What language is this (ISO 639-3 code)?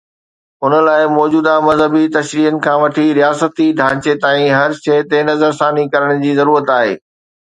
snd